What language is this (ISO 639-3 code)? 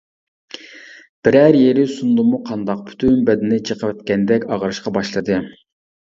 uig